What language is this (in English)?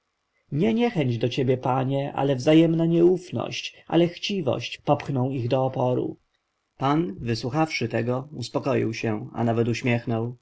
Polish